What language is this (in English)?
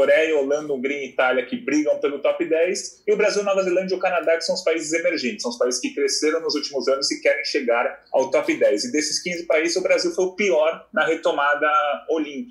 Portuguese